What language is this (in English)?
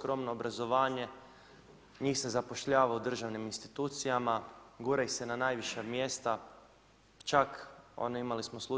Croatian